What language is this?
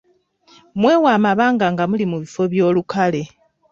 Ganda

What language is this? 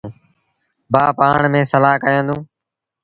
Sindhi Bhil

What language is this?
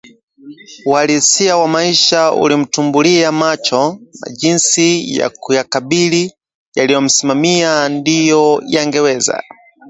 Swahili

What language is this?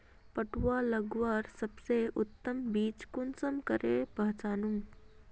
Magahi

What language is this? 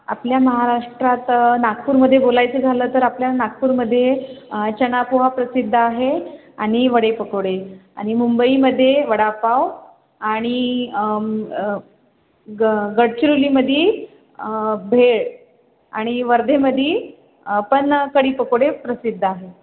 Marathi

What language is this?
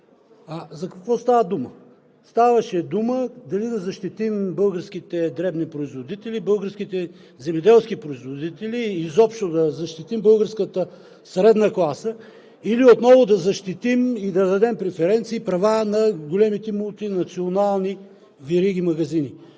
Bulgarian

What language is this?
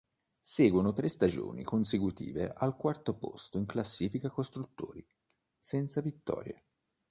Italian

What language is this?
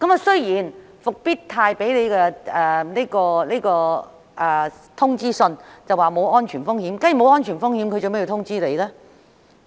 Cantonese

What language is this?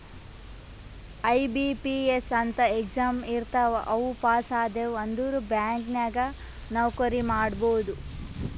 Kannada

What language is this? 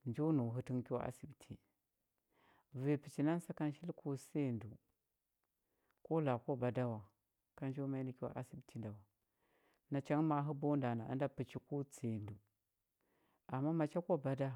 Huba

